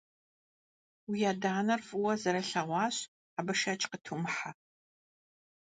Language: Kabardian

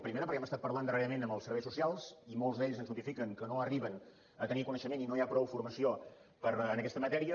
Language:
Catalan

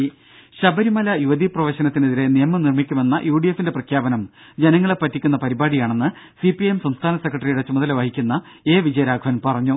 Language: Malayalam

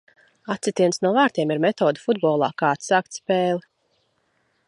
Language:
Latvian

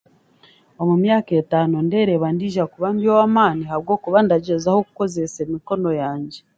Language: Chiga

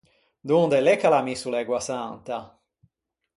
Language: Ligurian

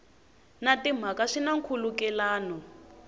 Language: Tsonga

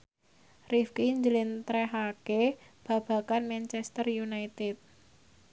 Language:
Javanese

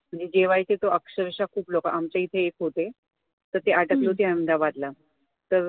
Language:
Marathi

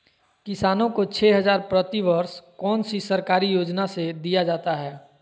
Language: Magahi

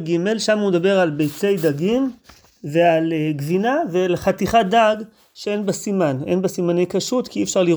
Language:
Hebrew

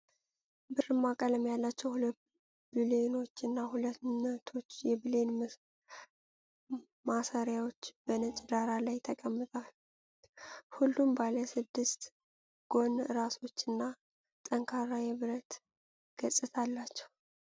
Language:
Amharic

